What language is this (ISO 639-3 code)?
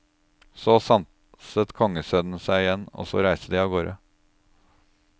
nor